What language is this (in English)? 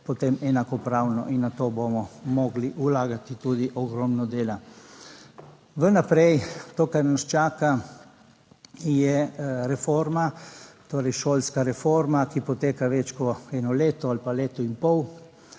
Slovenian